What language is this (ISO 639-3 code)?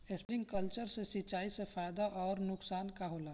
bho